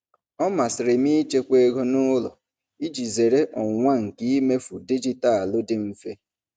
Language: Igbo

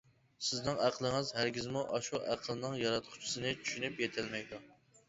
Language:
Uyghur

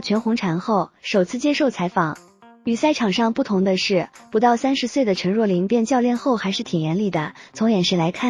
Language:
Chinese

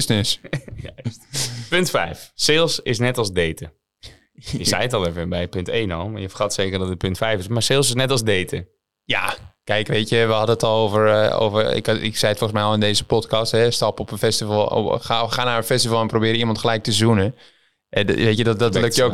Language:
Dutch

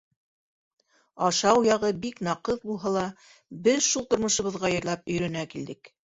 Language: Bashkir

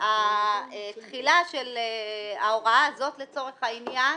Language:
Hebrew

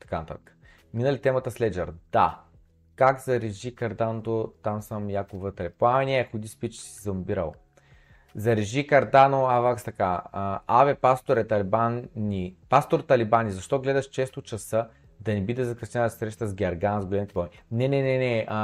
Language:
Bulgarian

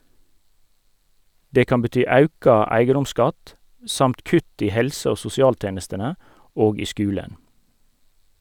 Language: Norwegian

